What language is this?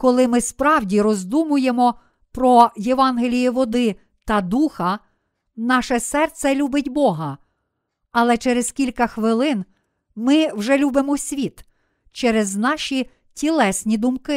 Ukrainian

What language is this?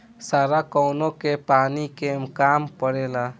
Bhojpuri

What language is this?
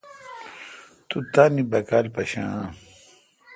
Kalkoti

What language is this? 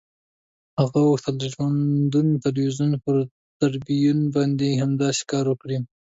Pashto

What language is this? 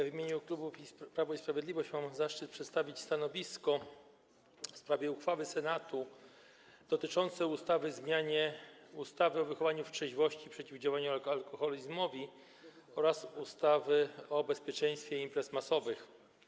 Polish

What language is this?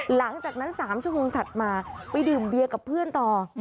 Thai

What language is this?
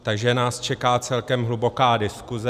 Czech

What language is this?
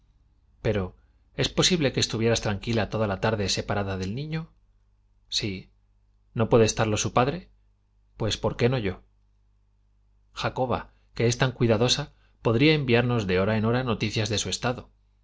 Spanish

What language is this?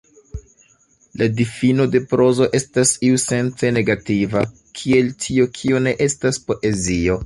Esperanto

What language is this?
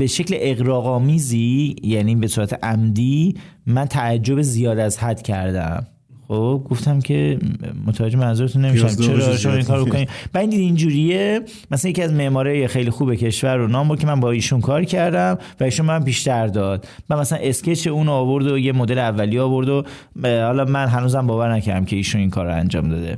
Persian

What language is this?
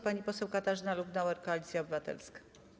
Polish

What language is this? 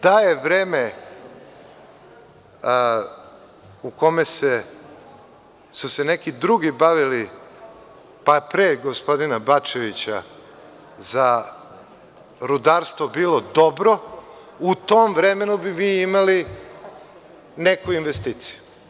Serbian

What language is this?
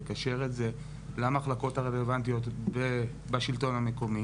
Hebrew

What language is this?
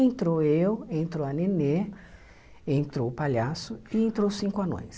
Portuguese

